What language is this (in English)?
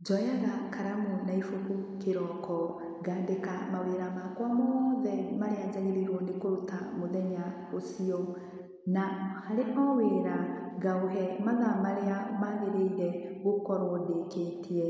Kikuyu